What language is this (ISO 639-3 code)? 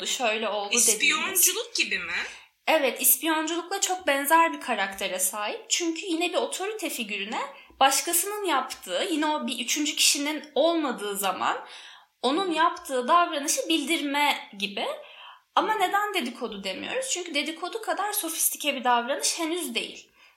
tur